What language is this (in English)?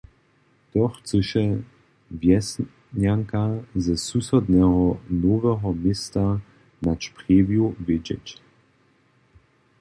Upper Sorbian